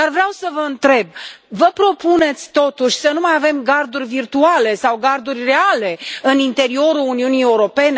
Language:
Romanian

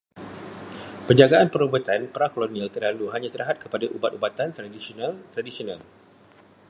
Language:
Malay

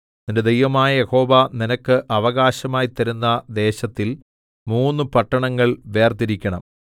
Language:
Malayalam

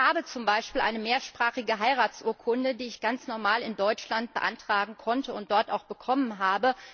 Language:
German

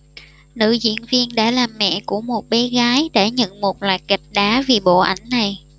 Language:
Vietnamese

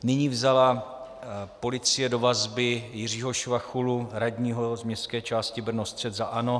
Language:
Czech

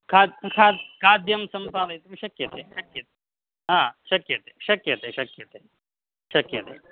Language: Sanskrit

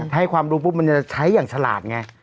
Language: Thai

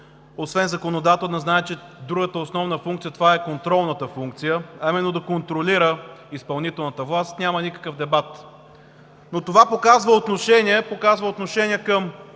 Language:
Bulgarian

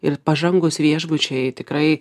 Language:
Lithuanian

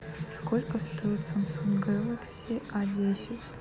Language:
Russian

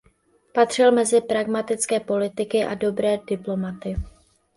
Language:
Czech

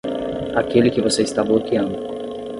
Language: Portuguese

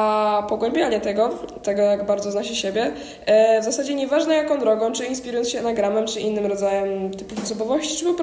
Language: Polish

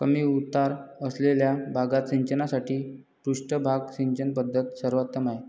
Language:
Marathi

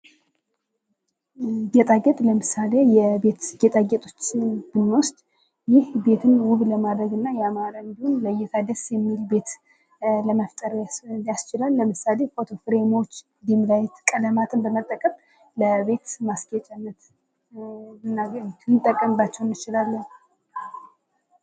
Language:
Amharic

